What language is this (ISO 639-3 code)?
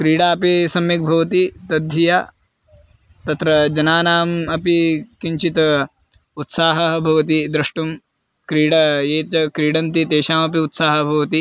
san